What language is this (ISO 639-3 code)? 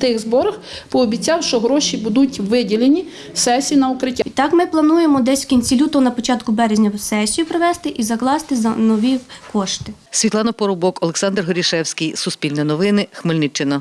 ukr